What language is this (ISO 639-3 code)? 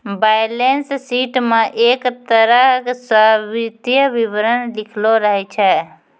mai